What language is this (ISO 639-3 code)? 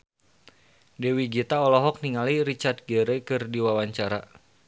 sun